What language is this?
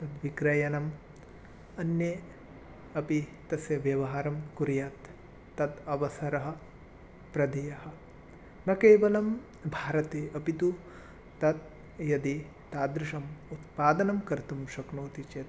Sanskrit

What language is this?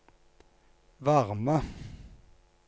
Norwegian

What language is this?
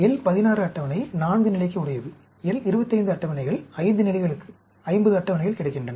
Tamil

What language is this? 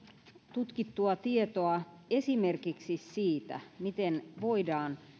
Finnish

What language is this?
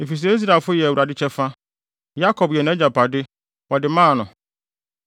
Akan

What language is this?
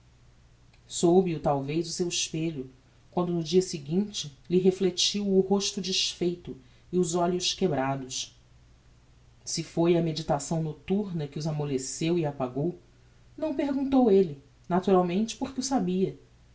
Portuguese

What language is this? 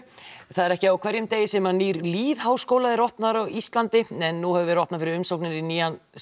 Icelandic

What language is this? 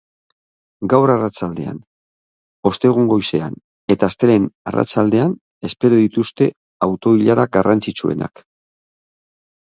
Basque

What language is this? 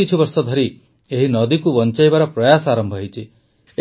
Odia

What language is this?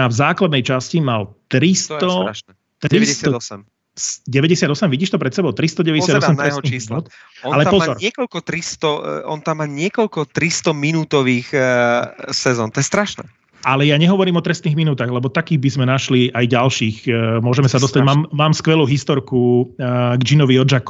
Slovak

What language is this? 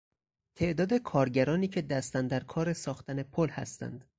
Persian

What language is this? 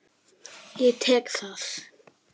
Icelandic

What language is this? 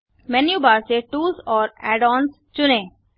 Hindi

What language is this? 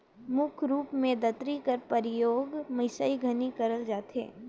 Chhattisgarhi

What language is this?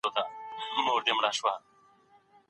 Pashto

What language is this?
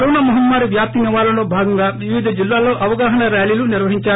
Telugu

